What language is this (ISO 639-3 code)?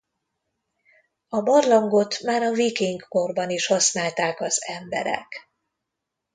hun